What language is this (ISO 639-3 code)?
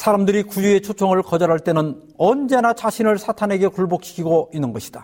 kor